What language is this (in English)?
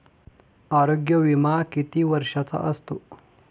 Marathi